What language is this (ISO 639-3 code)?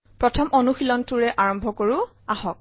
asm